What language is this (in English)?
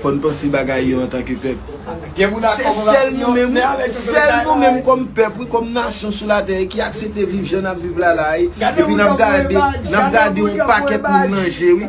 French